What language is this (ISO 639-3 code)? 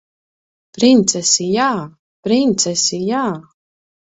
lav